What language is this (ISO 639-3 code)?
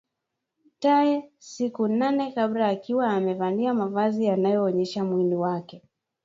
swa